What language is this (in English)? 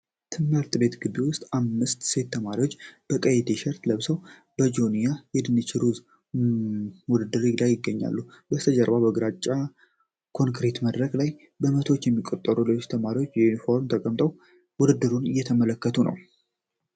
Amharic